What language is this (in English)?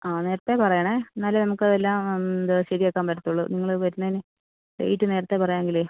Malayalam